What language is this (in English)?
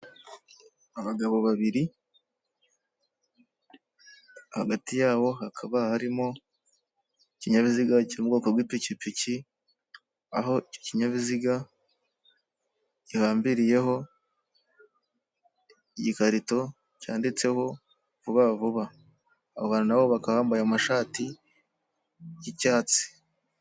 Kinyarwanda